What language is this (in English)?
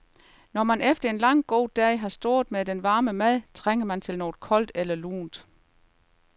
Danish